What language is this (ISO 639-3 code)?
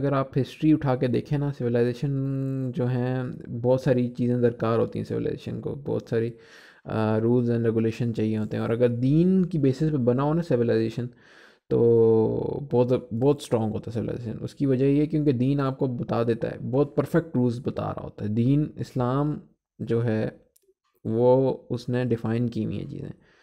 hin